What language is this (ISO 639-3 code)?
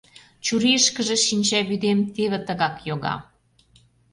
chm